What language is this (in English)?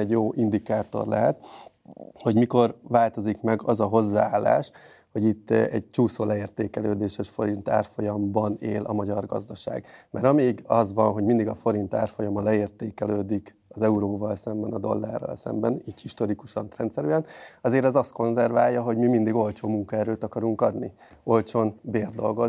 Hungarian